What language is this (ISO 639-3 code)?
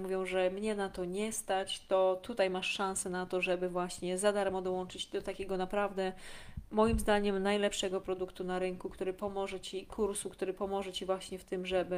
pol